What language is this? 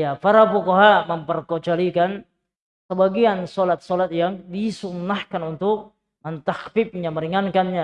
Indonesian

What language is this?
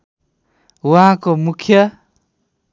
Nepali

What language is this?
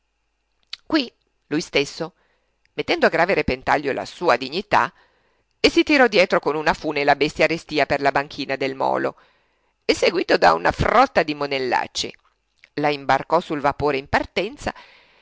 Italian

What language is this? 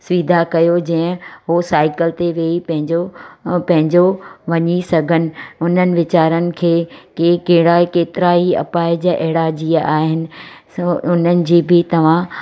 Sindhi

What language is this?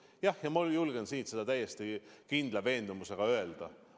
Estonian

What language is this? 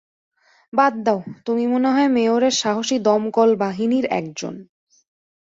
Bangla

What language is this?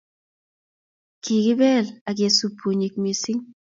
Kalenjin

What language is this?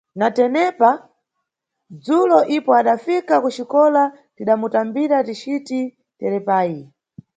Nyungwe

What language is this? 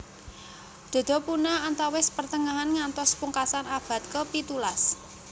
Javanese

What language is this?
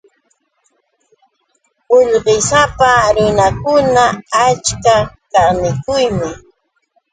Yauyos Quechua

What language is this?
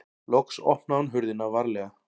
Icelandic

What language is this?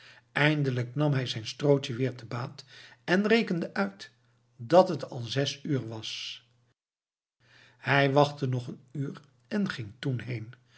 Dutch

